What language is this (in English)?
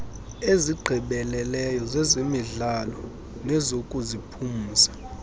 Xhosa